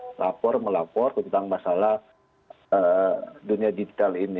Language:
Indonesian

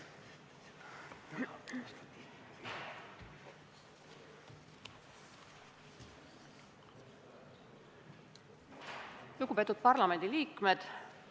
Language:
Estonian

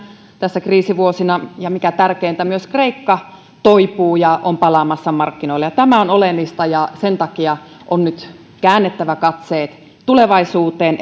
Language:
Finnish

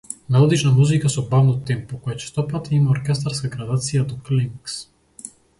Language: Macedonian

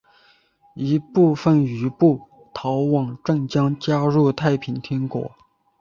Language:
Chinese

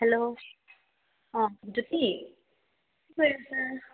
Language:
Assamese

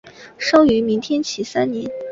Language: Chinese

